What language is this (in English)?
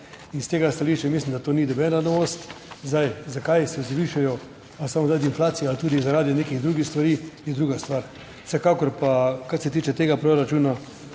Slovenian